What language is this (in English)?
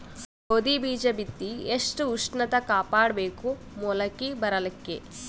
Kannada